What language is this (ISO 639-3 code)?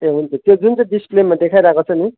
nep